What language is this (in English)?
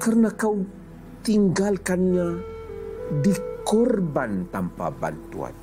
Malay